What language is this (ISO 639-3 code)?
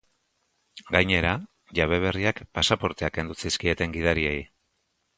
eus